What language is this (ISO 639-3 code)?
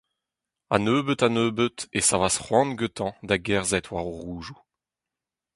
bre